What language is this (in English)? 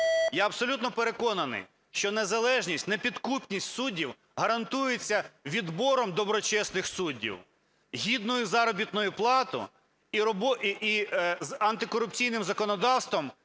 Ukrainian